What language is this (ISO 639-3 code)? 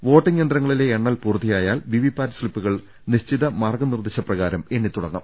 mal